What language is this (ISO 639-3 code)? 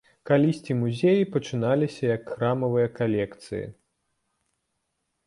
bel